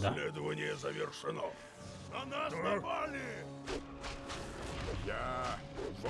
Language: Russian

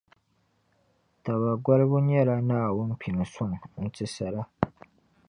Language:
Dagbani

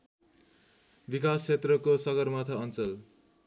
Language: Nepali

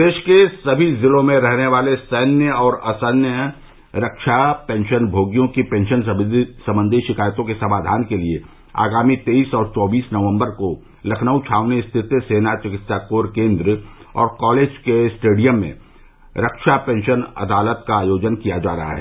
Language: Hindi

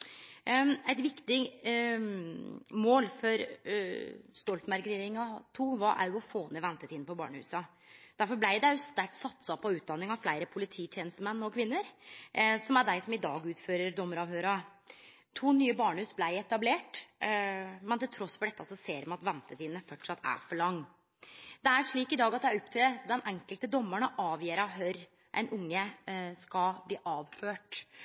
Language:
Norwegian Nynorsk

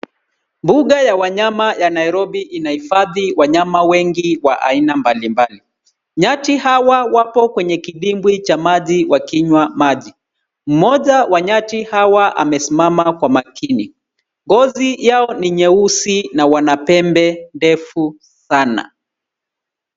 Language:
Swahili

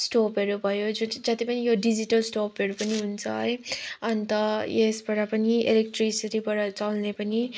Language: Nepali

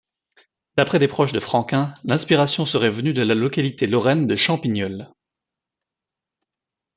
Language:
French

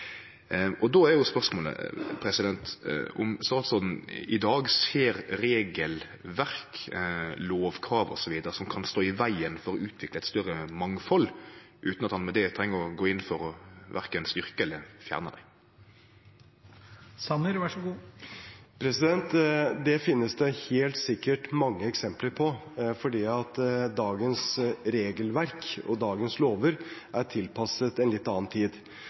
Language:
Norwegian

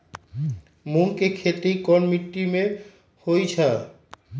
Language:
Magahi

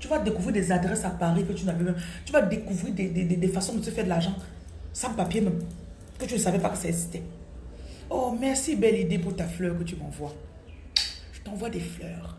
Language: French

